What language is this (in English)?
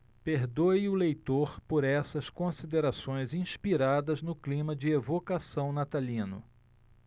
Portuguese